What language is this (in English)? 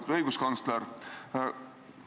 Estonian